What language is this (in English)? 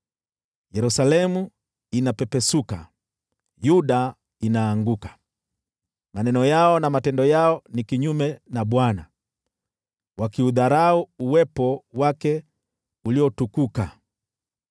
Swahili